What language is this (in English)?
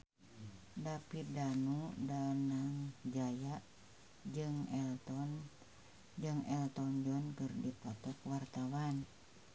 Sundanese